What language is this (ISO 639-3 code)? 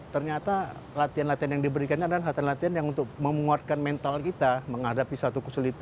ind